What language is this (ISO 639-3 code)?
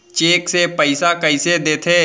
hne